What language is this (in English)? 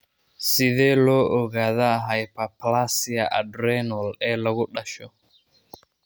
Somali